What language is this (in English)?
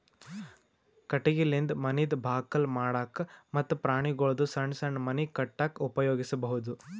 Kannada